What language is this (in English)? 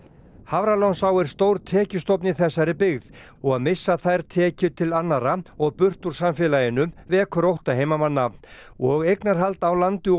Icelandic